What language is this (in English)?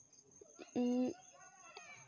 Santali